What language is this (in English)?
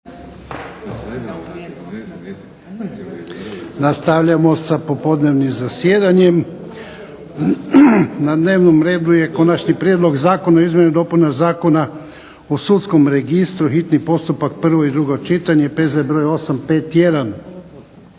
Croatian